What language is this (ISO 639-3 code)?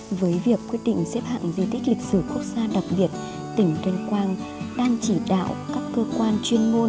vie